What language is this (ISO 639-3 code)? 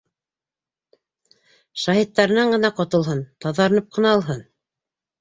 bak